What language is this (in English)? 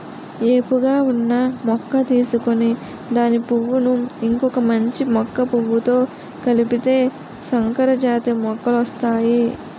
Telugu